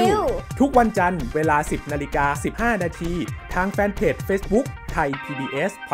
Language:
Thai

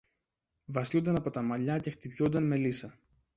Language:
Greek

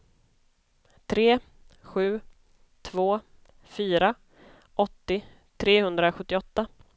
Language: Swedish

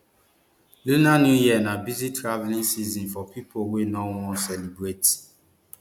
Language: Nigerian Pidgin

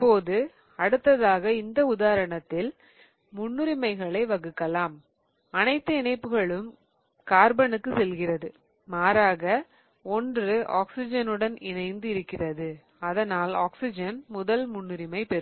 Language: Tamil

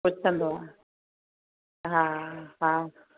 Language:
Sindhi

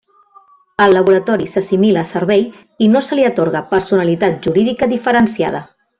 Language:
Catalan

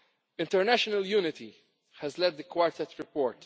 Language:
English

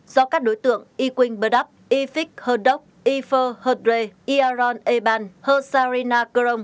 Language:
Vietnamese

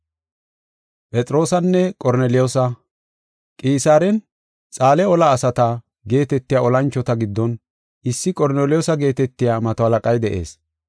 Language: Gofa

